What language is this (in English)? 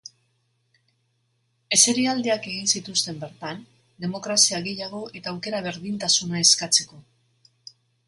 Basque